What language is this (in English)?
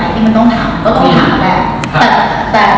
Thai